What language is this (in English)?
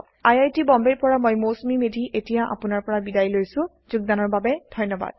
Assamese